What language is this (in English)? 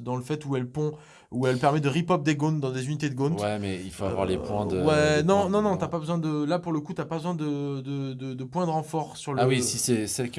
French